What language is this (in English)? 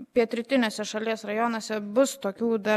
Lithuanian